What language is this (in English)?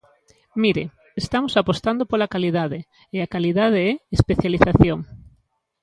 Galician